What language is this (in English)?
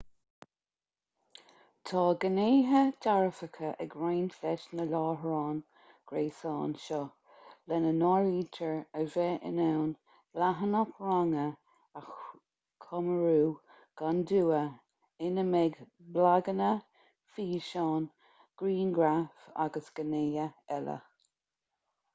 Irish